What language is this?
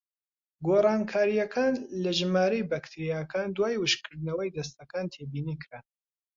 Central Kurdish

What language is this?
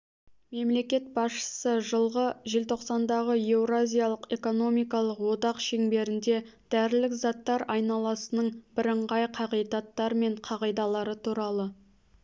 Kazakh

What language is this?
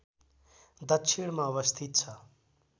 Nepali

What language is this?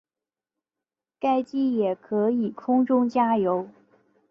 Chinese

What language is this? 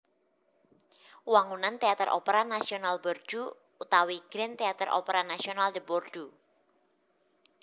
Javanese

